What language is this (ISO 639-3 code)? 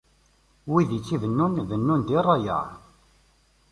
kab